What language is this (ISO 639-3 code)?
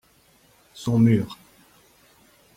fra